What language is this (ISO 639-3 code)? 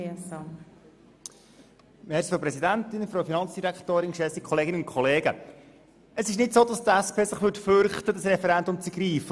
gsw